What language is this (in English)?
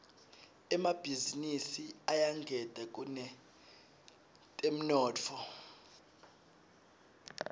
Swati